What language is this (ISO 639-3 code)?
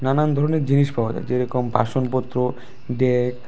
ben